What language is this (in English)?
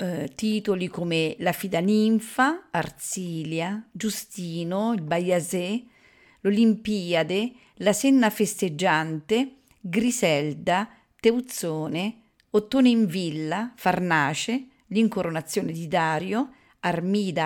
Italian